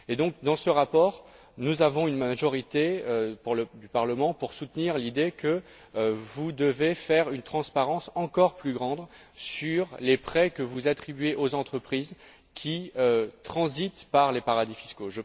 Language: French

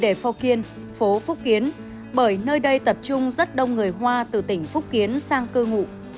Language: Vietnamese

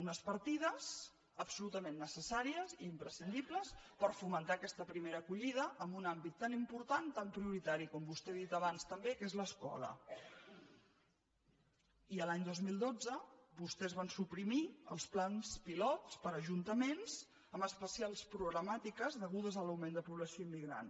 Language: Catalan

